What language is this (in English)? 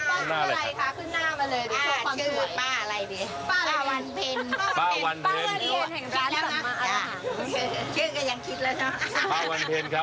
Thai